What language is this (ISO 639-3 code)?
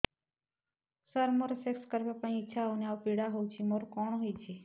ori